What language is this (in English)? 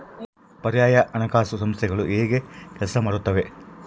Kannada